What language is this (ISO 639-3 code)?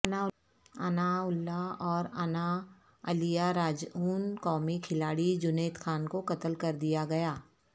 urd